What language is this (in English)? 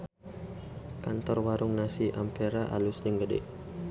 Sundanese